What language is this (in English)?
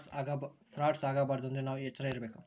Kannada